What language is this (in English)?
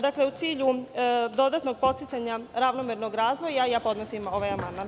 Serbian